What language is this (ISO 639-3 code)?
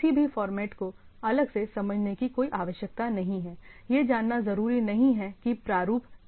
hin